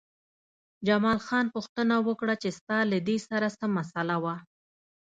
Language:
Pashto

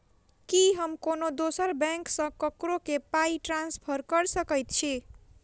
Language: Maithili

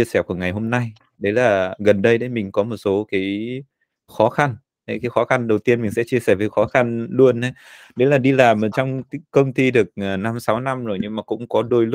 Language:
Vietnamese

